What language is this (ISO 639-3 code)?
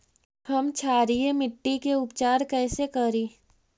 mag